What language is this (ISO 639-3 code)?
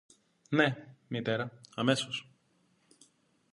ell